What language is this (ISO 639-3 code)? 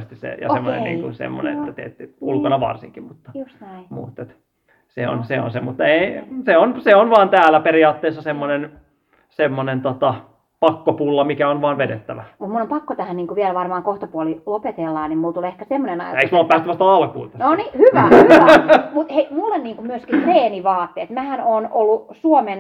fin